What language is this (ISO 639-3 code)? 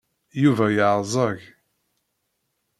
kab